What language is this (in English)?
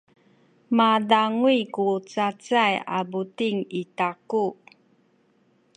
Sakizaya